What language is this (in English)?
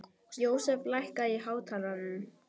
Icelandic